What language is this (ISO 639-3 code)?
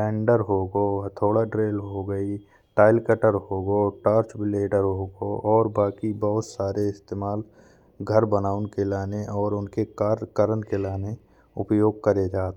bns